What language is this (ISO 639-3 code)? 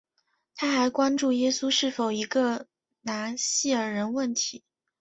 zho